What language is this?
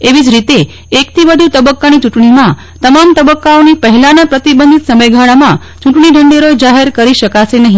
Gujarati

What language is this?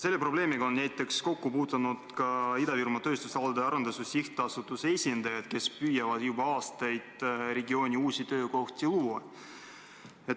Estonian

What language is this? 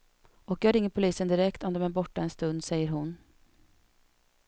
Swedish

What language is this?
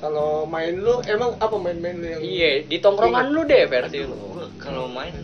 Indonesian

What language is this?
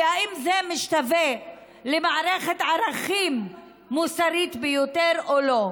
Hebrew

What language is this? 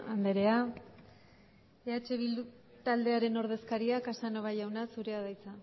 Basque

